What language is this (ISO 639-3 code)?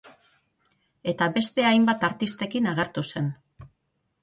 eus